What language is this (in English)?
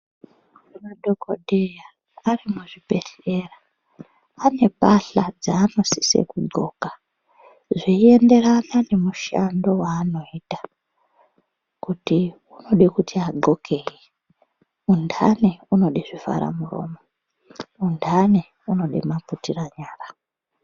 Ndau